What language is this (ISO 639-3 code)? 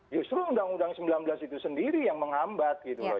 ind